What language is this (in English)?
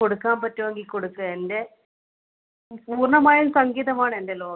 Malayalam